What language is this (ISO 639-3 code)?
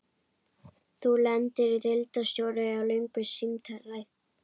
isl